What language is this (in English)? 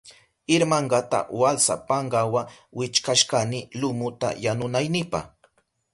Southern Pastaza Quechua